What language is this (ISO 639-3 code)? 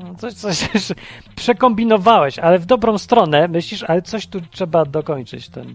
pol